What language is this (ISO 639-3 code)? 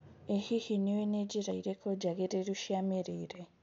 kik